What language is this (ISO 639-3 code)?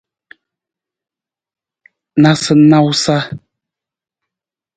nmz